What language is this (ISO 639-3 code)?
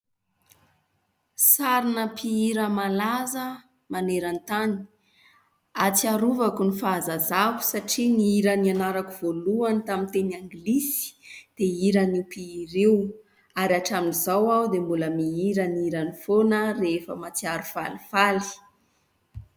mlg